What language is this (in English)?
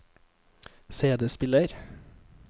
Norwegian